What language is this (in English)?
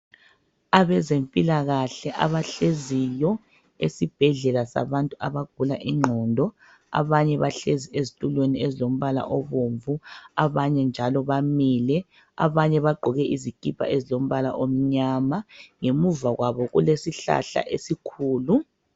North Ndebele